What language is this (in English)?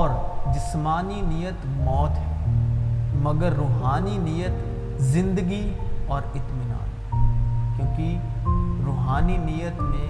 Urdu